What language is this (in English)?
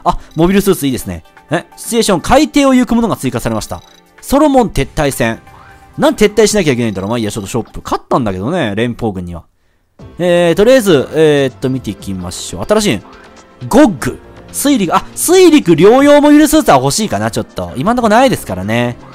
Japanese